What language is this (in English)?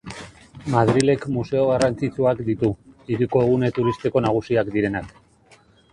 Basque